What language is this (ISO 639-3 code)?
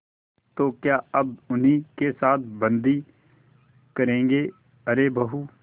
hin